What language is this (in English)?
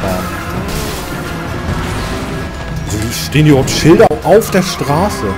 German